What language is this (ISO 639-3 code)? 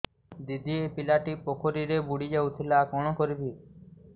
ori